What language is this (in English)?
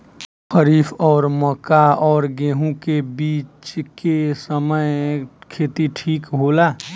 Bhojpuri